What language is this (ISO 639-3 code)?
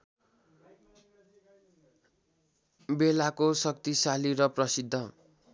nep